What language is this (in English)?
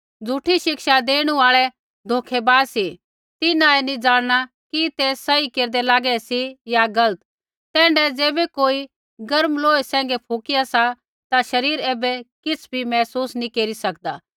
Kullu Pahari